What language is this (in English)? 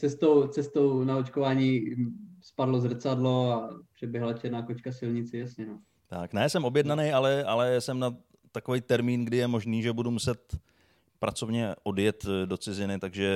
Czech